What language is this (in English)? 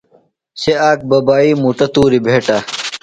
Phalura